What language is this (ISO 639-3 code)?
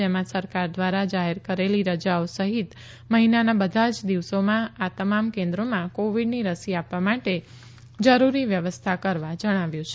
guj